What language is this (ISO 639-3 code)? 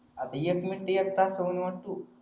mar